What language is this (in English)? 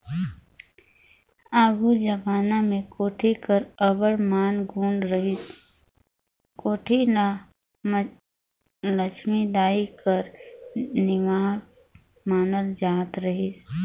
Chhattisgarhi